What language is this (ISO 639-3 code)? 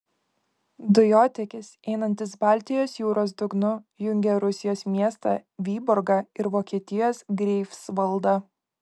lit